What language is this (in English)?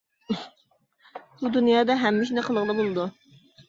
Uyghur